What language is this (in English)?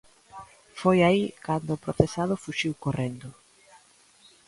Galician